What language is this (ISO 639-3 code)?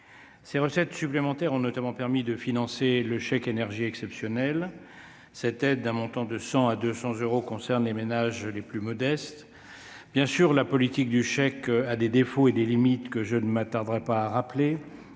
fra